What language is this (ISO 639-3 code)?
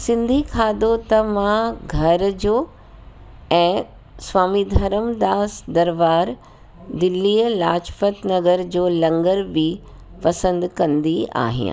snd